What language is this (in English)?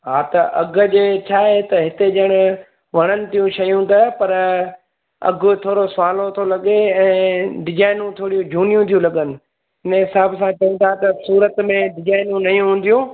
Sindhi